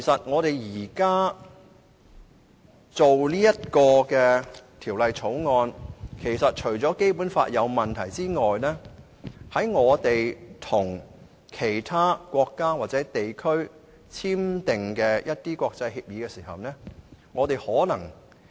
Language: Cantonese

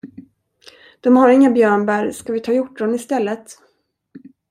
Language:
Swedish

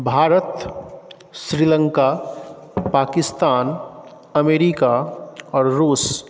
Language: Maithili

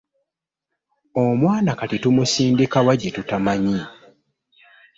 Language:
Ganda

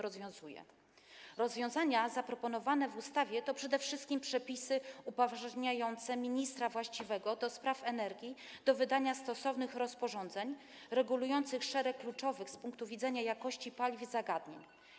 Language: Polish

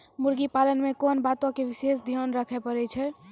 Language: Maithili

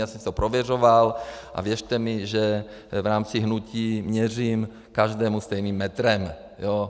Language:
Czech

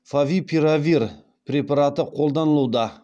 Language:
Kazakh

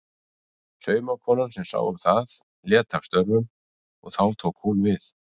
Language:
Icelandic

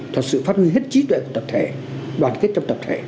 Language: Vietnamese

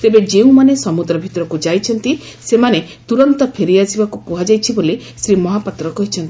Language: Odia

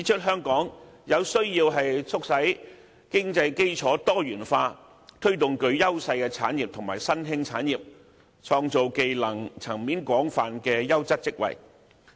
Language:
Cantonese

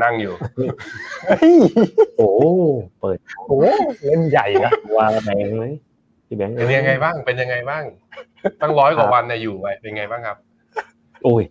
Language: Thai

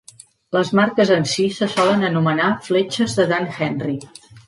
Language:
Catalan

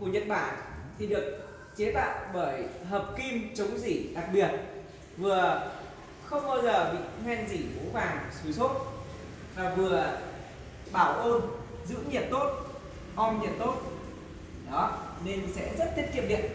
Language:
Vietnamese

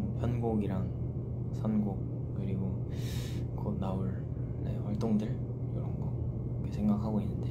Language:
Korean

